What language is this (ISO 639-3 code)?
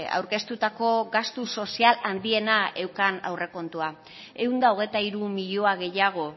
eus